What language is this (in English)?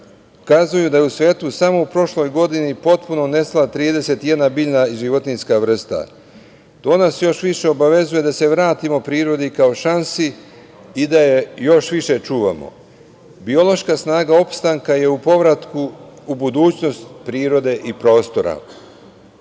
Serbian